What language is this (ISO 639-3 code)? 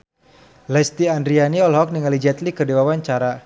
sun